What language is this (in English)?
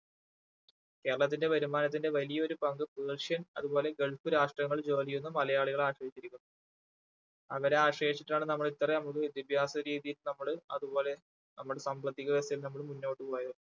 Malayalam